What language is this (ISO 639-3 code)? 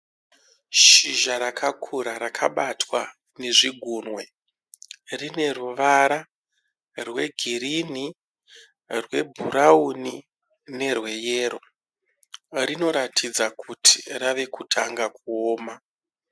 sna